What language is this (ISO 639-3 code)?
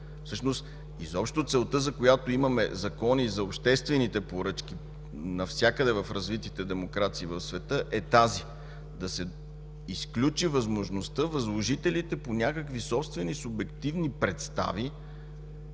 bul